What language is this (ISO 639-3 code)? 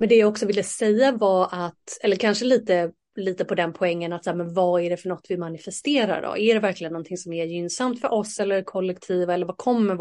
swe